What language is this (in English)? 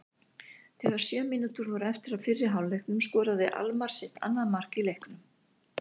Icelandic